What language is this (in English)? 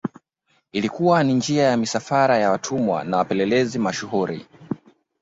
Swahili